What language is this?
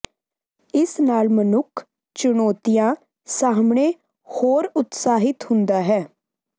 Punjabi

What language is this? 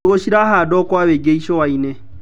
Kikuyu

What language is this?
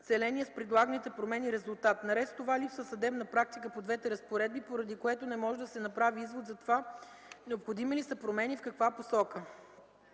Bulgarian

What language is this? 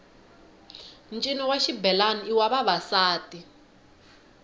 Tsonga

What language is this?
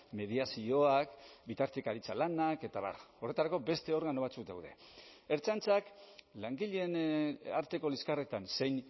Basque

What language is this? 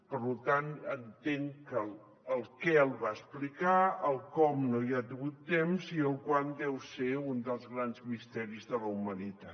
Catalan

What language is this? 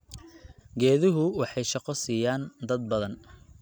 Somali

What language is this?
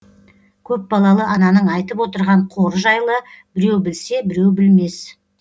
Kazakh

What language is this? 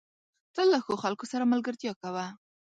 Pashto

